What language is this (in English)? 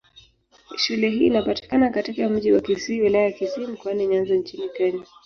Swahili